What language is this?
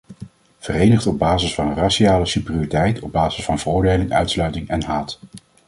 Dutch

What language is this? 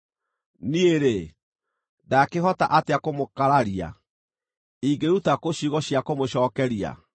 Kikuyu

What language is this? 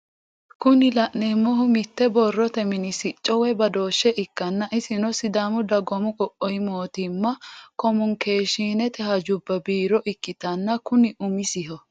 Sidamo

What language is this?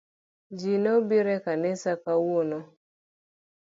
Luo (Kenya and Tanzania)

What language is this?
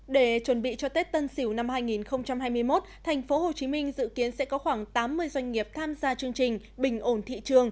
Vietnamese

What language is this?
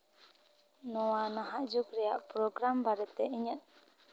Santali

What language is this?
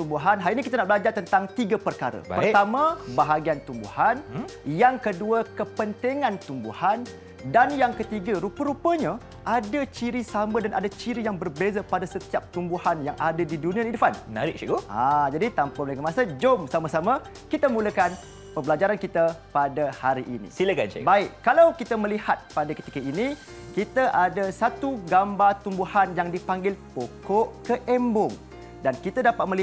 Malay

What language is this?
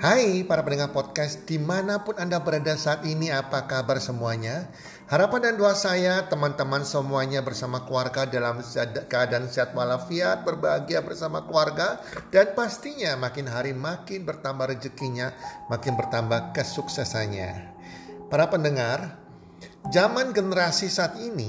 Indonesian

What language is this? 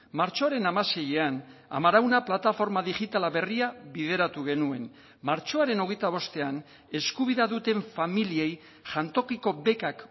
Basque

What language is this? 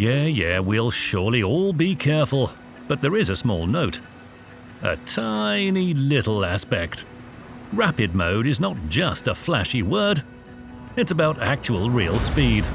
English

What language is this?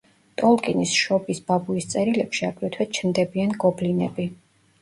Georgian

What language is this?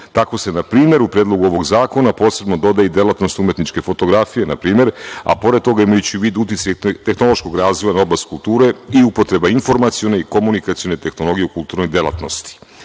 Serbian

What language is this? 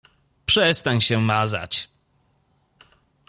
Polish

